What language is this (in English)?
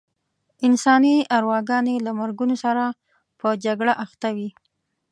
Pashto